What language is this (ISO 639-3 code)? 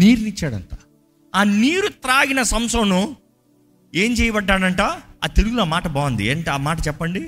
tel